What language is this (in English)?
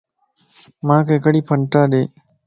Lasi